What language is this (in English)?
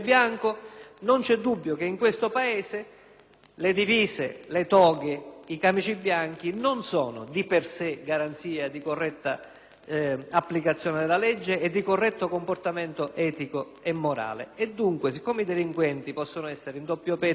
Italian